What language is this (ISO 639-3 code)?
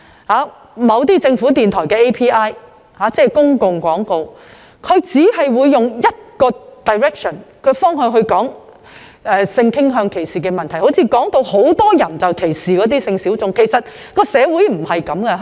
yue